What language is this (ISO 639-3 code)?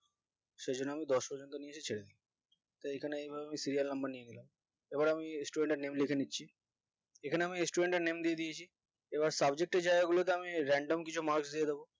ben